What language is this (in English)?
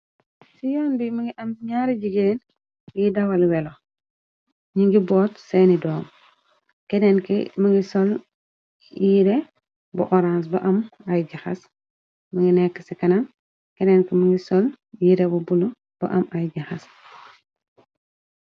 Wolof